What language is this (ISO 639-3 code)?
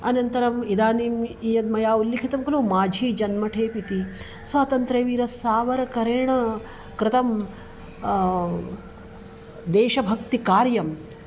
san